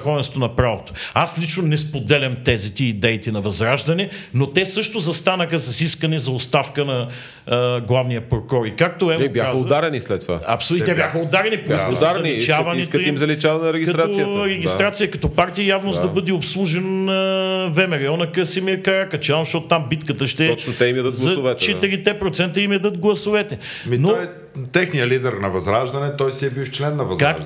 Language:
Bulgarian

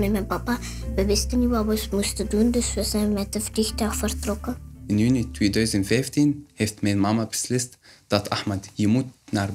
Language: Dutch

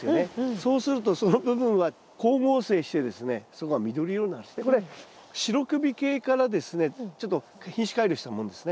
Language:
Japanese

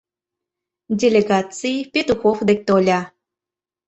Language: Mari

